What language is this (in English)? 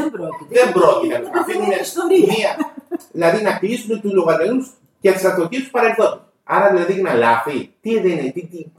Greek